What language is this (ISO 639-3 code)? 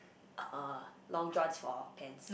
eng